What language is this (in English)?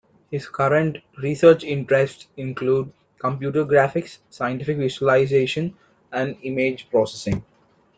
English